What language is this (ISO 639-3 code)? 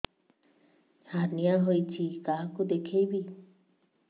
ori